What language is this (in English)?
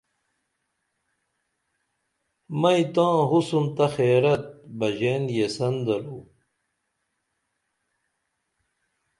Dameli